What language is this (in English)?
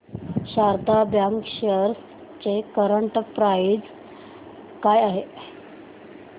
Marathi